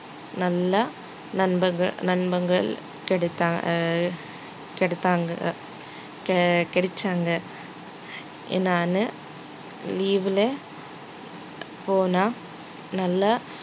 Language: Tamil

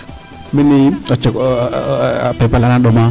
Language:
Serer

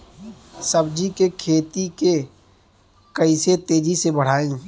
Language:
Bhojpuri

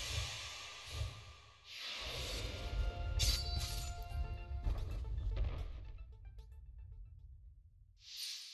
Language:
Japanese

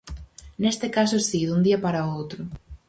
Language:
Galician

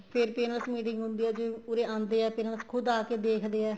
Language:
Punjabi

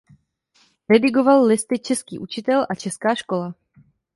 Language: Czech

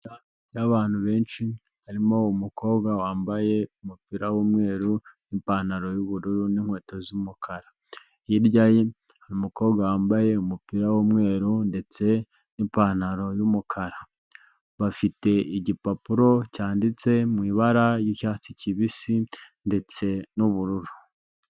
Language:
Kinyarwanda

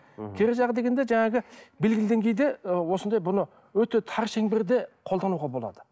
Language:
Kazakh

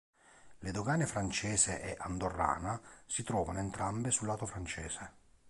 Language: Italian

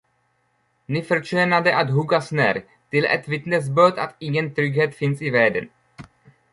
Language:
Swedish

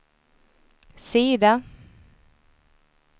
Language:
Swedish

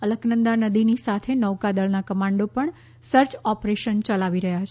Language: Gujarati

